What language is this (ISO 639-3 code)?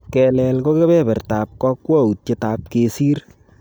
kln